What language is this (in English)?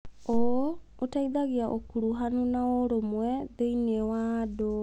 Kikuyu